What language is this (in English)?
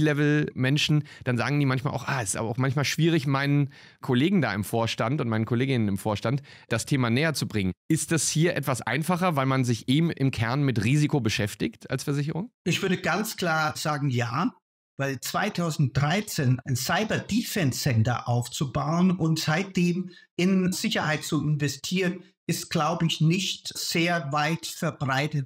German